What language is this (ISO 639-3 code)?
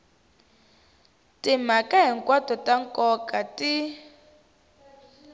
tso